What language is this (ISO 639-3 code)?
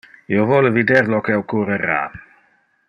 ina